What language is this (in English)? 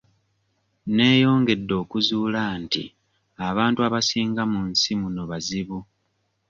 Ganda